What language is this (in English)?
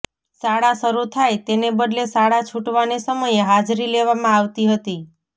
Gujarati